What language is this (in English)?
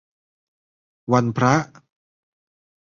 Thai